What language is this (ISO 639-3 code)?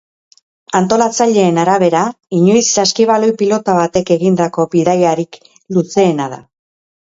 eus